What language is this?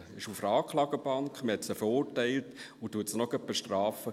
Swiss German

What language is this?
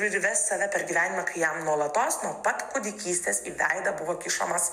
Lithuanian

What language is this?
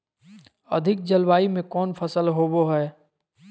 Magahi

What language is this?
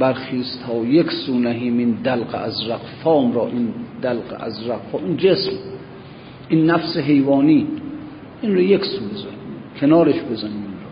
Persian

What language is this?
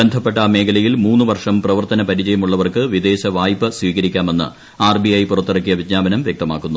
Malayalam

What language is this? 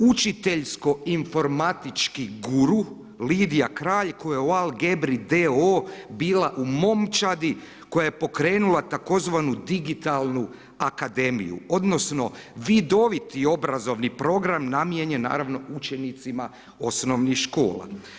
Croatian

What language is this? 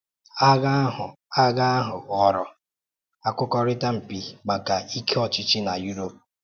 Igbo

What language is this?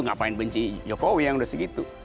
Indonesian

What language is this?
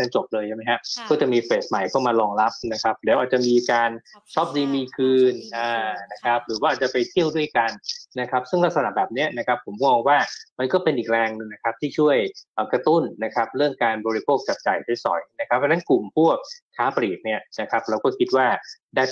Thai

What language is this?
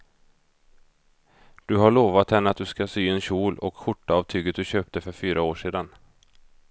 Swedish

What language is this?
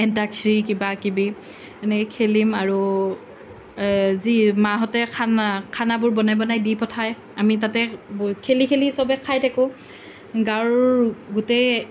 Assamese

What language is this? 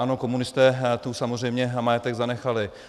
Czech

